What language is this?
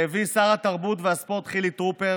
Hebrew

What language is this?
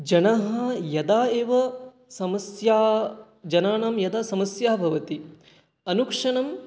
Sanskrit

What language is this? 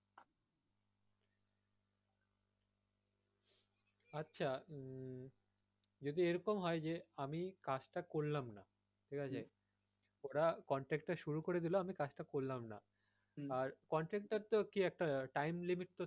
Bangla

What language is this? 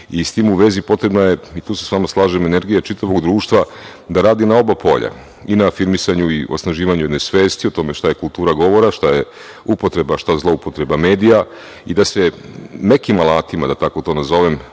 Serbian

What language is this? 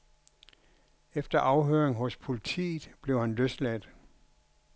Danish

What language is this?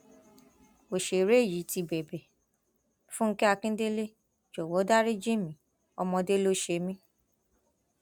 Yoruba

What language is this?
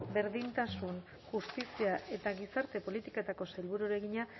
Basque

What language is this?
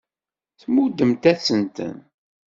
Kabyle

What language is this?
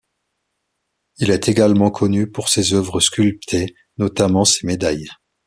French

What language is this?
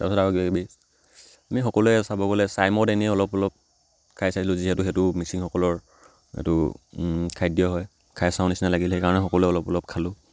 Assamese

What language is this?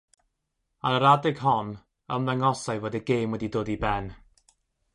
Welsh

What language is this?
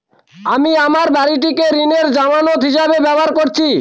Bangla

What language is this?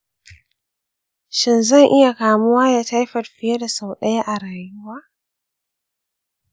Hausa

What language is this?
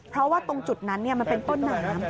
Thai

